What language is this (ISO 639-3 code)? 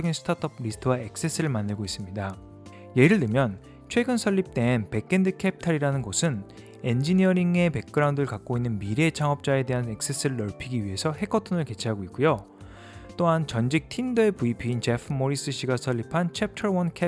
kor